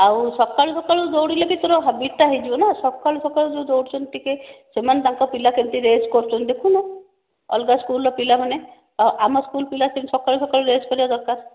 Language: Odia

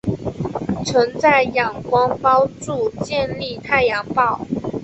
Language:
Chinese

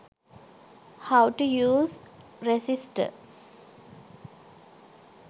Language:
Sinhala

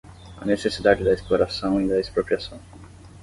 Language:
Portuguese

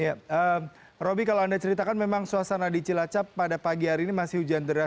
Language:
Indonesian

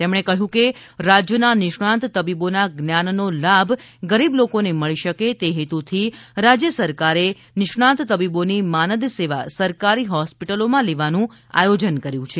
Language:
Gujarati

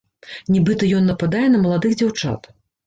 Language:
Belarusian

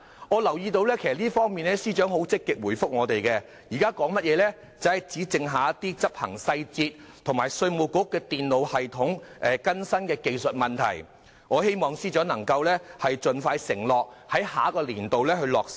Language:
Cantonese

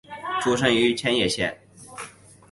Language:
Chinese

